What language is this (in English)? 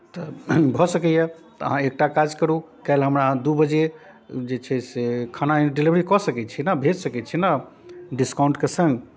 Maithili